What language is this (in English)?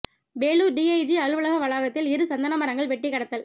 Tamil